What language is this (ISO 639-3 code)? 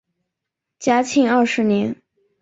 zho